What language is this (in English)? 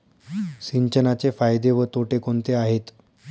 Marathi